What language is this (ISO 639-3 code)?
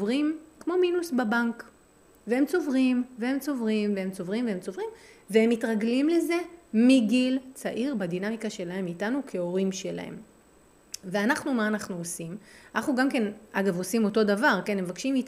heb